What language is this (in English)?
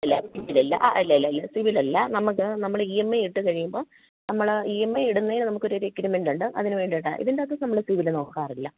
Malayalam